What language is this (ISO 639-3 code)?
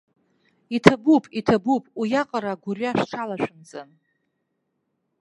abk